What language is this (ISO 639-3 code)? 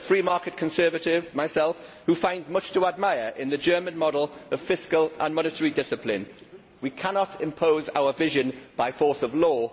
eng